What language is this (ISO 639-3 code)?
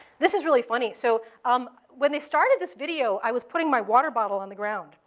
eng